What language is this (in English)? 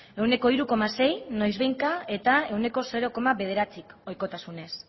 Basque